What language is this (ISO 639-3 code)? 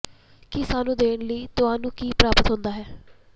pan